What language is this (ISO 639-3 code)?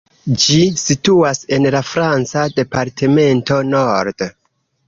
epo